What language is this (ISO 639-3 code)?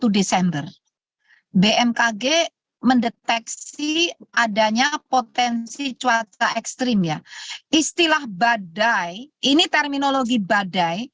ind